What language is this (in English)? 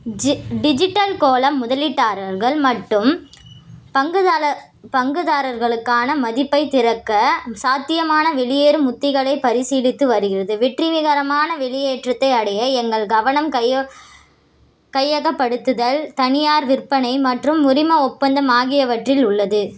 Tamil